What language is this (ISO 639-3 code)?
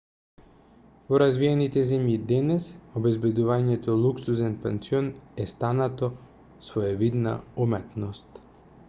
mkd